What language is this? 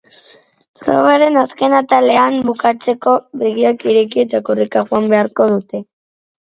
Basque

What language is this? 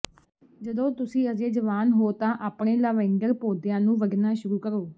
Punjabi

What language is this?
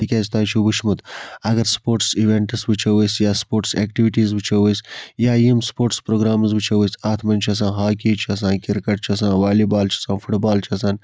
Kashmiri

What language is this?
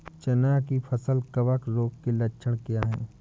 Hindi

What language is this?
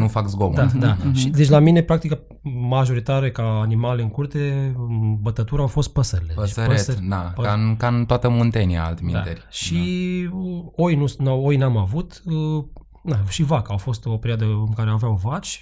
Romanian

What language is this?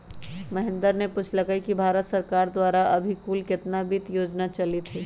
Magahi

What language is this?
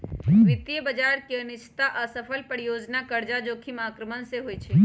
Magahi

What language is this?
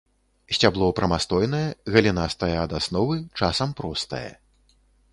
Belarusian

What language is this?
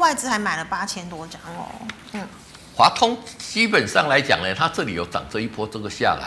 Chinese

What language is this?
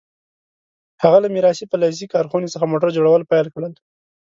Pashto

